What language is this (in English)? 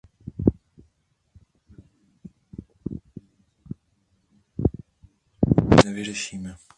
Czech